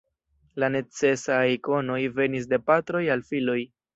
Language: Esperanto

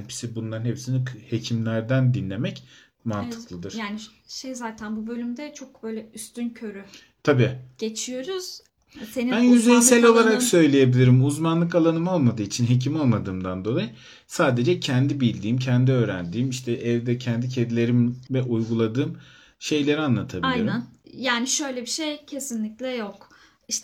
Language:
Turkish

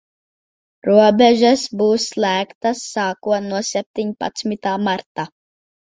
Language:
Latvian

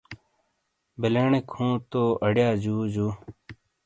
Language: Shina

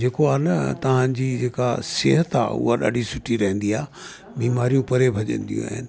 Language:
Sindhi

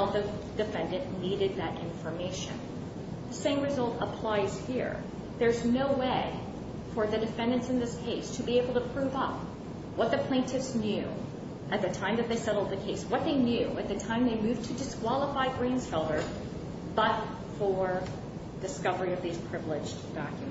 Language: English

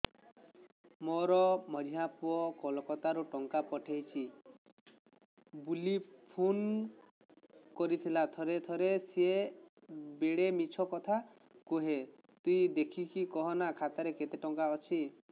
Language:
Odia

